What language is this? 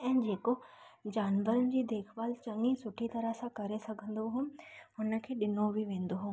Sindhi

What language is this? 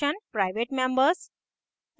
Hindi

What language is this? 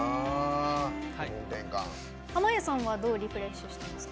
Japanese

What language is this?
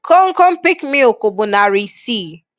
Igbo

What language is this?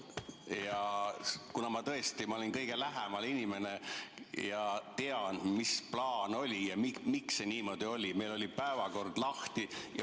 Estonian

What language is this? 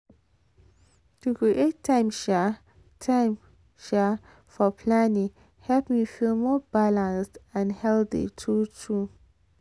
Nigerian Pidgin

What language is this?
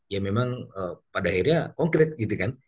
Indonesian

